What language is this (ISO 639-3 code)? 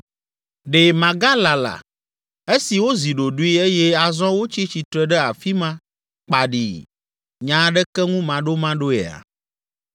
ewe